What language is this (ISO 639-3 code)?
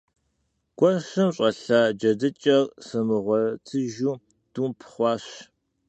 kbd